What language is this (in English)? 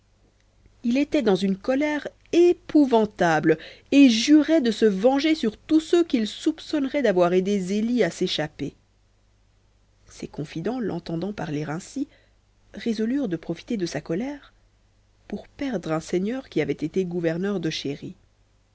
French